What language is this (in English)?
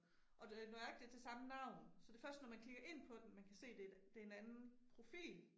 Danish